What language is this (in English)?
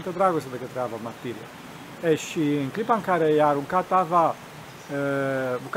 Romanian